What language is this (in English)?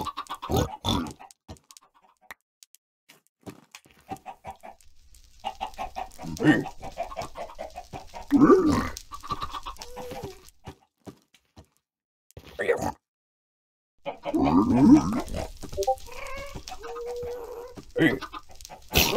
English